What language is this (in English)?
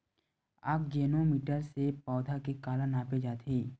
Chhattisgarhi